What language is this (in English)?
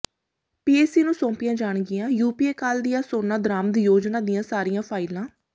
Punjabi